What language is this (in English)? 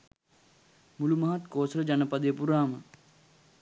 Sinhala